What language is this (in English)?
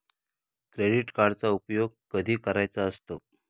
Marathi